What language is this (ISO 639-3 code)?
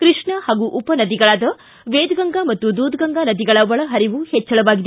kan